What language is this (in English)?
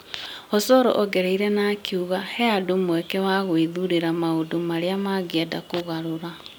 Kikuyu